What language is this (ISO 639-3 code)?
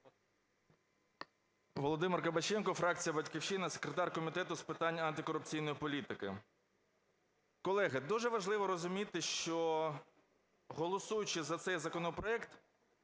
ukr